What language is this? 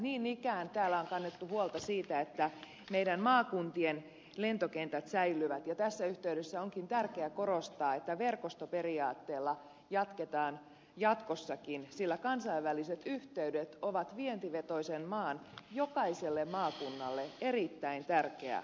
Finnish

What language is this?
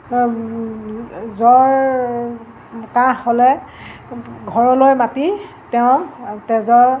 Assamese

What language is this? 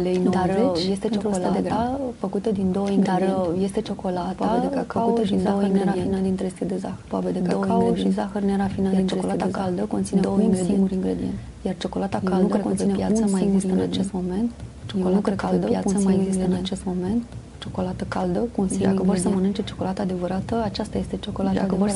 Romanian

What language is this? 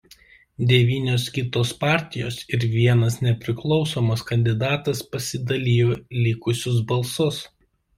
Lithuanian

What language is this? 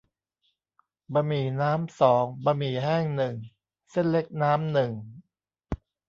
Thai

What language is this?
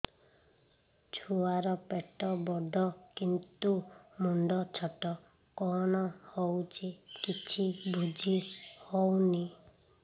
Odia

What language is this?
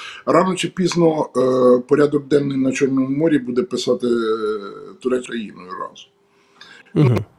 Ukrainian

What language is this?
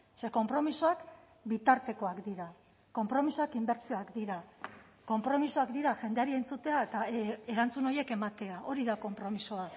Basque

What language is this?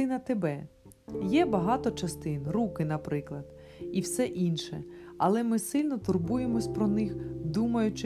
Ukrainian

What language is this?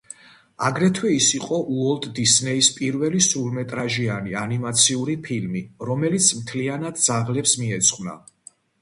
Georgian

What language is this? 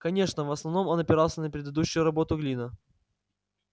Russian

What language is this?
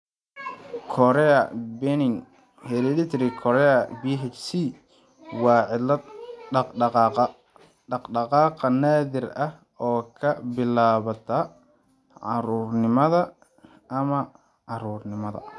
Somali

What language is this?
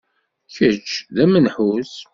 Kabyle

